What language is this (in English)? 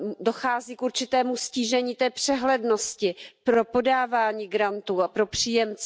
Czech